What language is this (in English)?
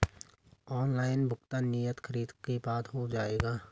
Hindi